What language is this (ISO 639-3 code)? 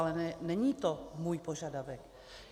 ces